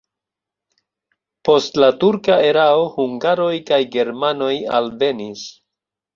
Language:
Esperanto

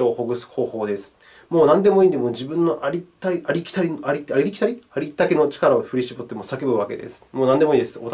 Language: Japanese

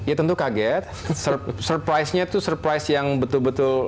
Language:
Indonesian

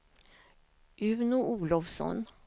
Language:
Swedish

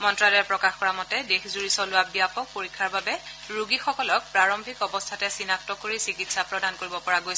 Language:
Assamese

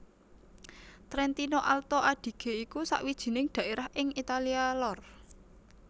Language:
Javanese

